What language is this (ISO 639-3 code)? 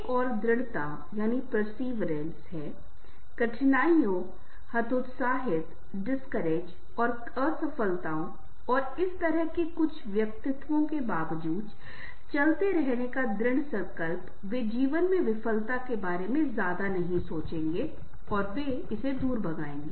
hin